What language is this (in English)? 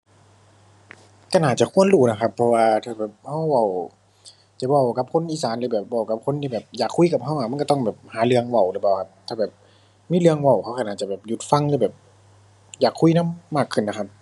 Thai